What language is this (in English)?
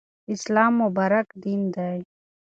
Pashto